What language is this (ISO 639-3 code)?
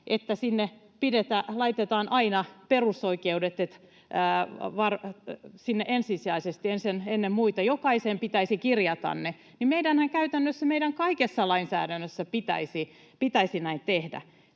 fin